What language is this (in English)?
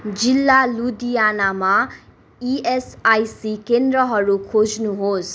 Nepali